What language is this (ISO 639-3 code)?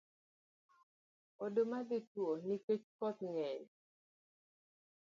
luo